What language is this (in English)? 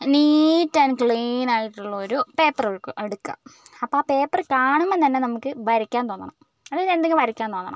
Malayalam